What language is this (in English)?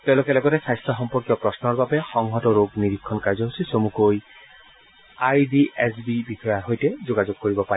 Assamese